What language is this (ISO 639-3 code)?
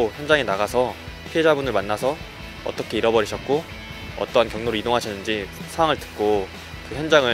kor